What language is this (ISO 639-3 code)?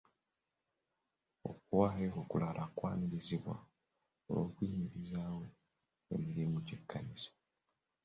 lug